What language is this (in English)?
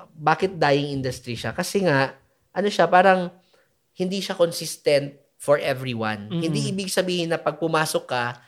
Filipino